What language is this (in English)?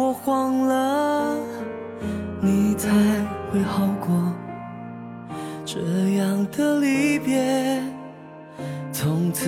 Chinese